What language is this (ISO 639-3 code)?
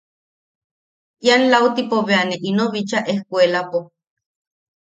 yaq